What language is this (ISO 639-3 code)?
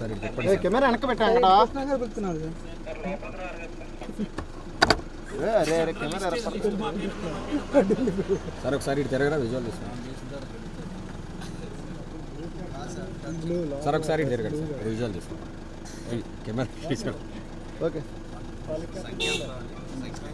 tel